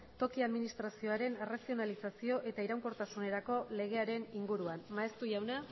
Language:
Basque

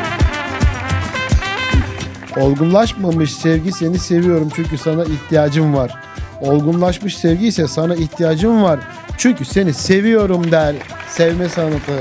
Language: Turkish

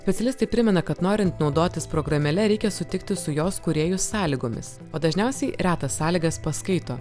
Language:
Lithuanian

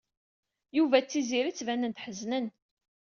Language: Kabyle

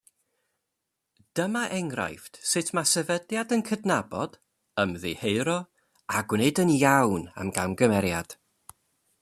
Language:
Welsh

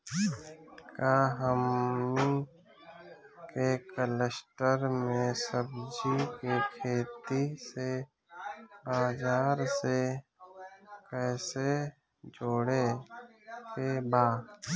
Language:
Bhojpuri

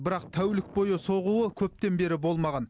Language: Kazakh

